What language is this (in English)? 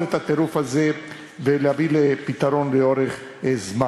Hebrew